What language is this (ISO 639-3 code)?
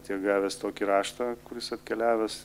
lit